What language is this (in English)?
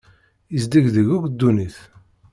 Kabyle